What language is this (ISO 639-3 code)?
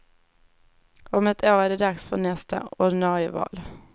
swe